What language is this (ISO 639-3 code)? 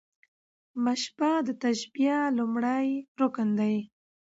pus